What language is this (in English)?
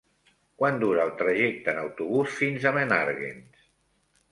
Catalan